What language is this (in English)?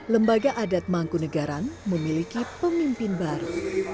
Indonesian